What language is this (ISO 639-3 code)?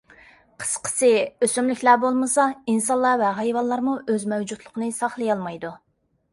uig